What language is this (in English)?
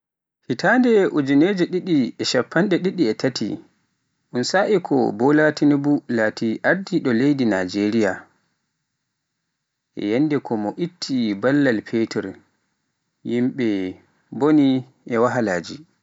Pular